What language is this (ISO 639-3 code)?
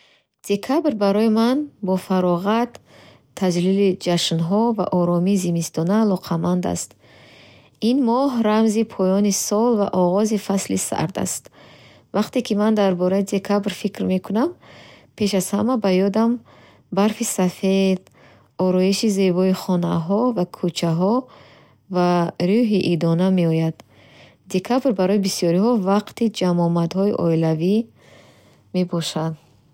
bhh